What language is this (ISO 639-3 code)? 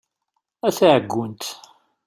kab